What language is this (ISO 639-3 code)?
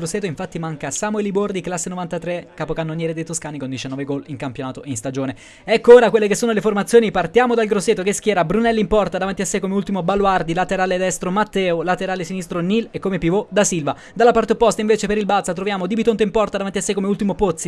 ita